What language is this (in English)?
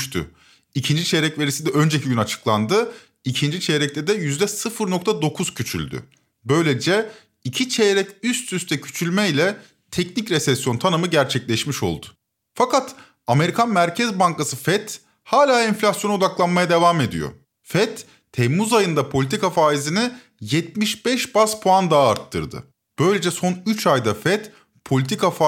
Turkish